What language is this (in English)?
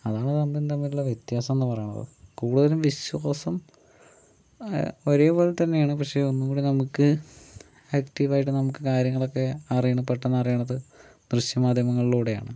Malayalam